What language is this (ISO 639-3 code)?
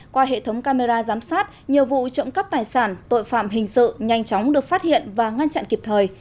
vie